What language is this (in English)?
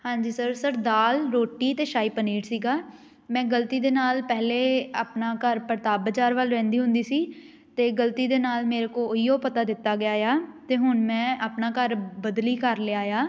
Punjabi